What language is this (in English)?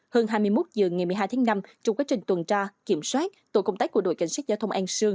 Vietnamese